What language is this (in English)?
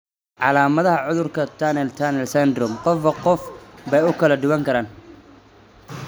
Somali